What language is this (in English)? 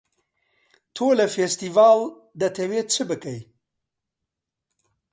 Central Kurdish